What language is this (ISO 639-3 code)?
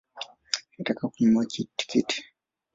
swa